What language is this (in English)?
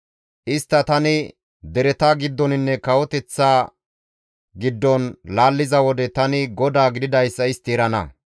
Gamo